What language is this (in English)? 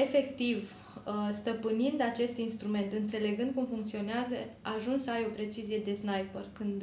Romanian